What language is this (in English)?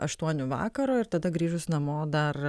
Lithuanian